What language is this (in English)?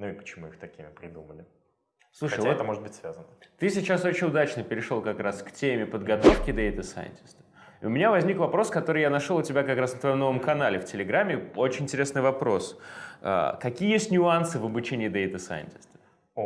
Russian